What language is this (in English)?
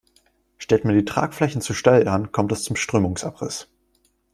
German